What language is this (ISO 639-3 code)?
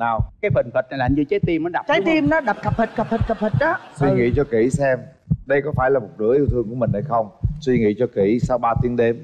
vie